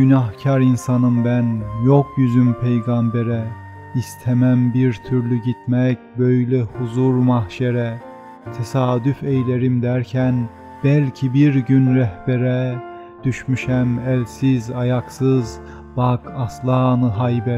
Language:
Turkish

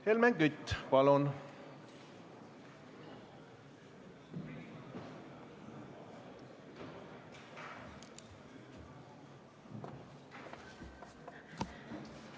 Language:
Estonian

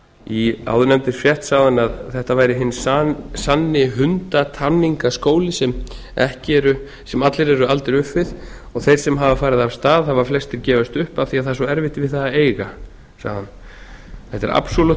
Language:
Icelandic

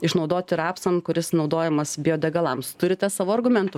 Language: Lithuanian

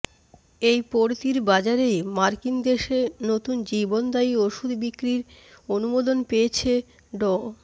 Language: Bangla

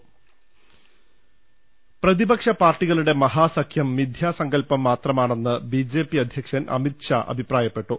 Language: Malayalam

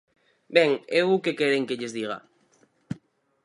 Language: Galician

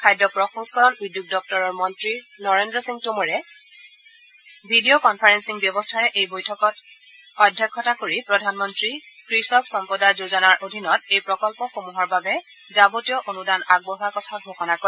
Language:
Assamese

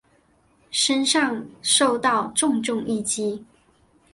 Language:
Chinese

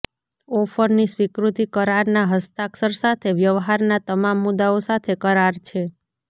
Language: Gujarati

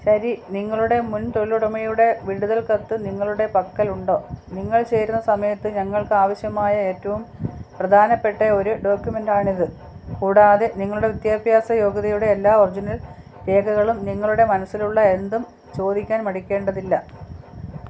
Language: Malayalam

